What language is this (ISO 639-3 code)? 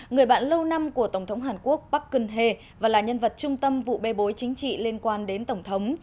vie